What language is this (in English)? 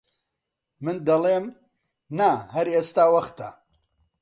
Central Kurdish